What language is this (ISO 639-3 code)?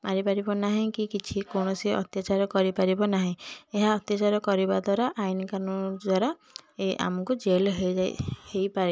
ori